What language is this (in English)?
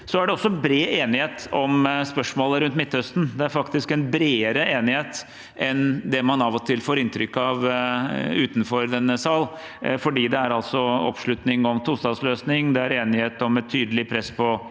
Norwegian